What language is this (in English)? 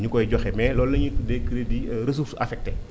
Wolof